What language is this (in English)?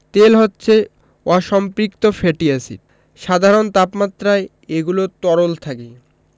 Bangla